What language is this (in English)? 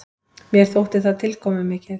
Icelandic